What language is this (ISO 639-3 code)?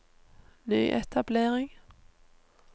nor